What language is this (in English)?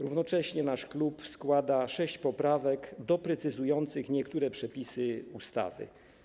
Polish